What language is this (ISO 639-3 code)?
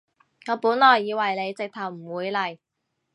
yue